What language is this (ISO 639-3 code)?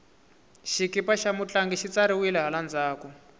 tso